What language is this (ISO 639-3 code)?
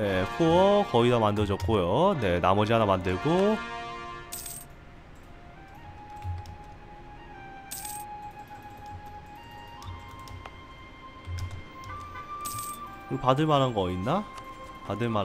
kor